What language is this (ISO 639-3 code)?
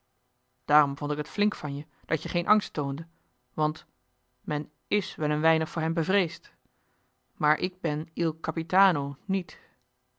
nld